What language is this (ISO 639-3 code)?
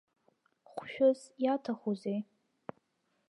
abk